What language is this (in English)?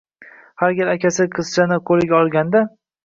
Uzbek